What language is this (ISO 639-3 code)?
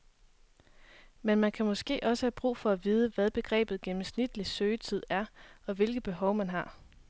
dan